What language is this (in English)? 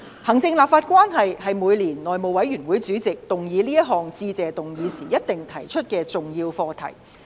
Cantonese